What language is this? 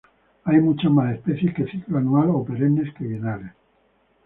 Spanish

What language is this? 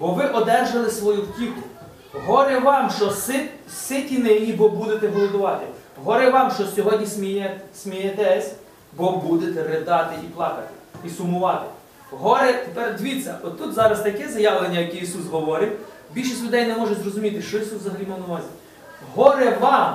Ukrainian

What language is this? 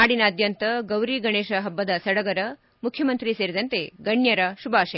Kannada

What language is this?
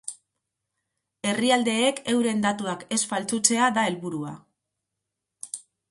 Basque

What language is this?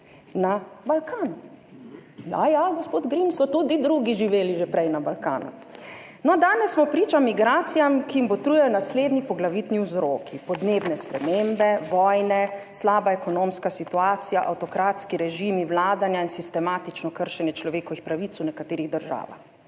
Slovenian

